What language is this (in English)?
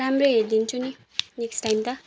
Nepali